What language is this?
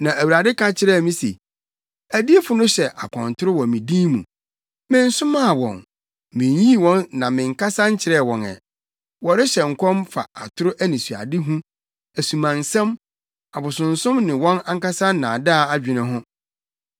Akan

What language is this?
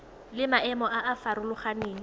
Tswana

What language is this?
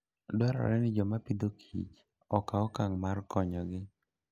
Luo (Kenya and Tanzania)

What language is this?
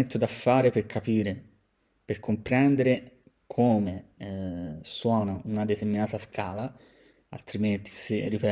Italian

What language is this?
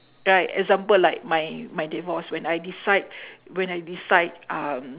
English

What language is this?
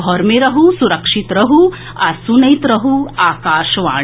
Maithili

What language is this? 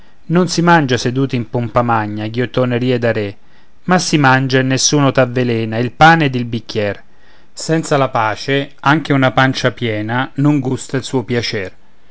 Italian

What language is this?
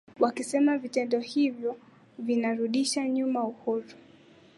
Swahili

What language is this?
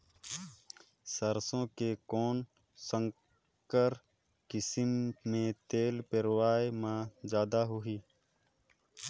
Chhattisgarhi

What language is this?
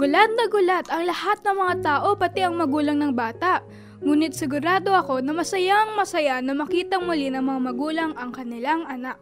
Filipino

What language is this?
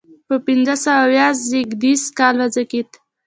Pashto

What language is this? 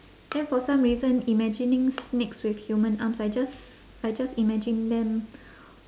English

